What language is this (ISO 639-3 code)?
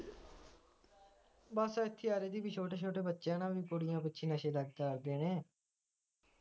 pan